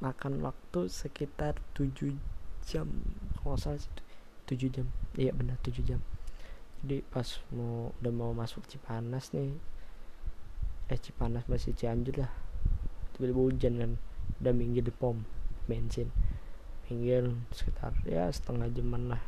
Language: Indonesian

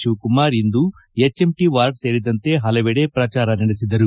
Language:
Kannada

